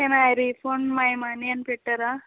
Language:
Telugu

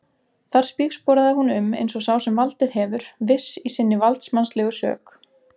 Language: Icelandic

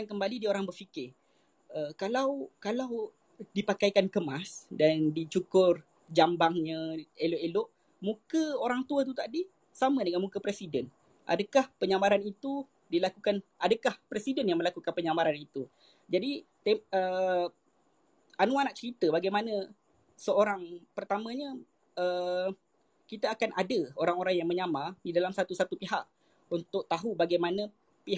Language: Malay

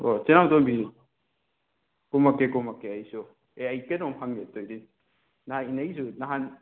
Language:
Manipuri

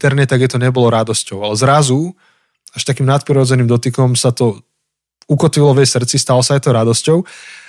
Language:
Slovak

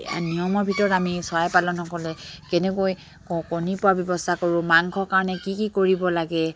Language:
Assamese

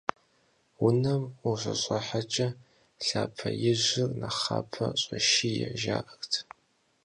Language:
Kabardian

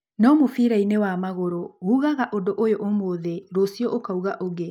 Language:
Kikuyu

